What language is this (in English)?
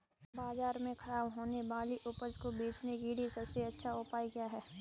Hindi